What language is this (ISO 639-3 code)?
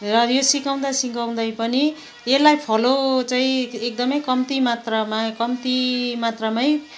nep